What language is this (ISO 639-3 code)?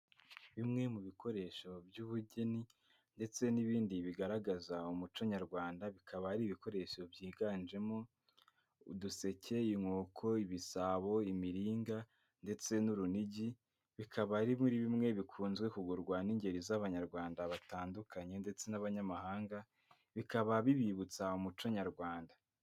kin